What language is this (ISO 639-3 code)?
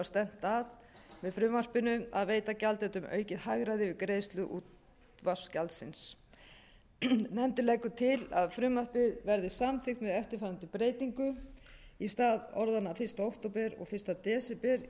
isl